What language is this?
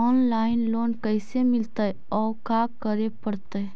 Magahi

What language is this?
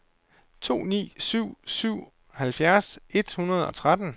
Danish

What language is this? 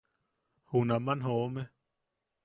Yaqui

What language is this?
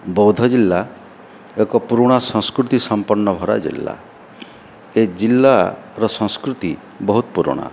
Odia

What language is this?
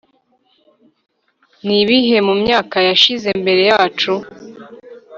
Kinyarwanda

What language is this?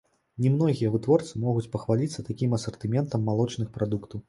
Belarusian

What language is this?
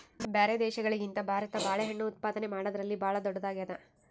Kannada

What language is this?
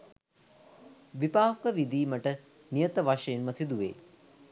Sinhala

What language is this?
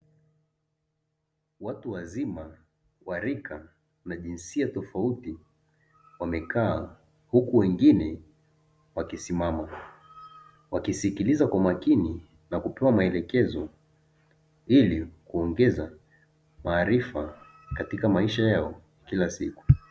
Swahili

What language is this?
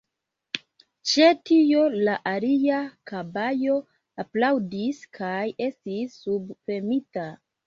Esperanto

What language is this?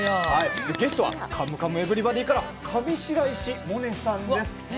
Japanese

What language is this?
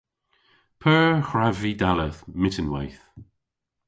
Cornish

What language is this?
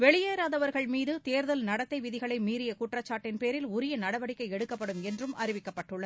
Tamil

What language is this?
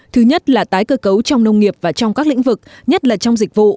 Vietnamese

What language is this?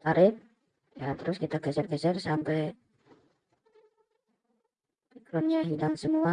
Indonesian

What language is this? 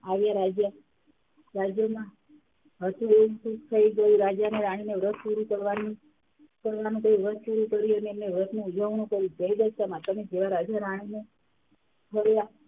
Gujarati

